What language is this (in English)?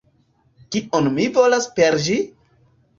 Esperanto